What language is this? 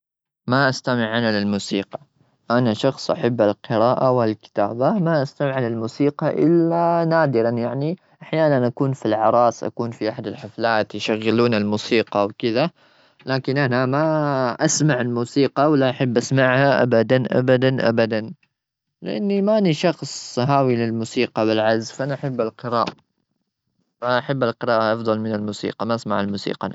Gulf Arabic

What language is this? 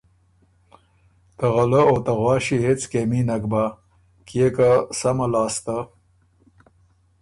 Ormuri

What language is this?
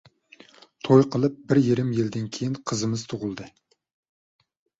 Uyghur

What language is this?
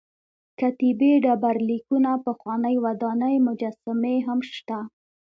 Pashto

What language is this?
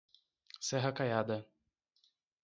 Portuguese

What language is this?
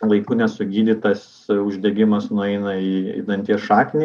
Lithuanian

